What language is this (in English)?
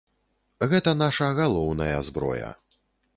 Belarusian